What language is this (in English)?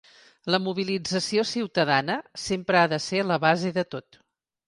Catalan